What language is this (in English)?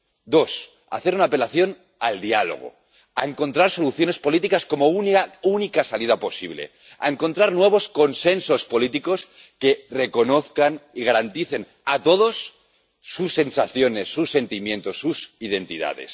Spanish